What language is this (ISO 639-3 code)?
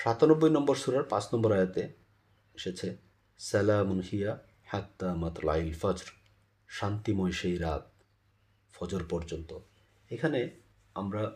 ben